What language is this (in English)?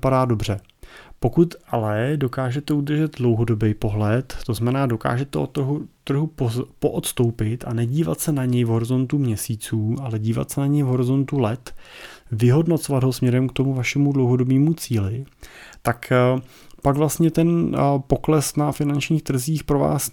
Czech